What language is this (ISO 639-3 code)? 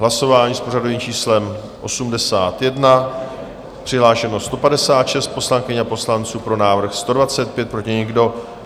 ces